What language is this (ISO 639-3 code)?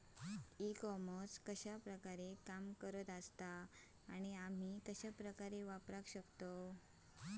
mar